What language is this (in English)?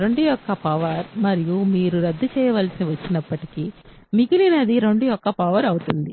Telugu